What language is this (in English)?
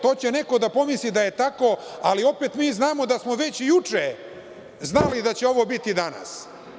Serbian